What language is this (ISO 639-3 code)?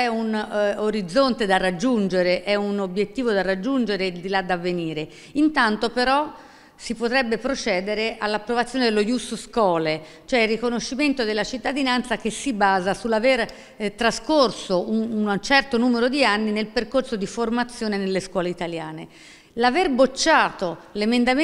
ita